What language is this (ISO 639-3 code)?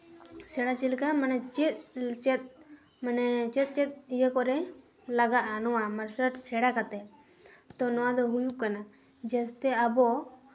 sat